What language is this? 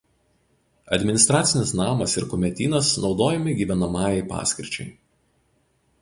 Lithuanian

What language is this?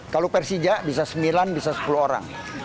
Indonesian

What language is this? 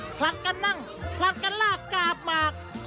Thai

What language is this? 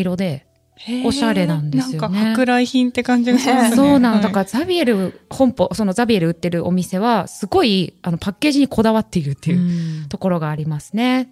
Japanese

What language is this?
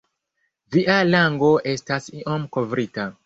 Esperanto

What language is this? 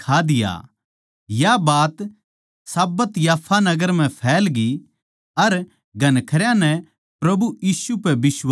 Haryanvi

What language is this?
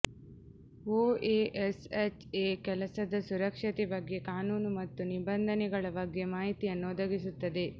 Kannada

